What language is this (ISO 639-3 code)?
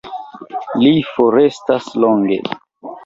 epo